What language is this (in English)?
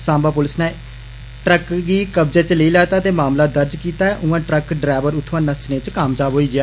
Dogri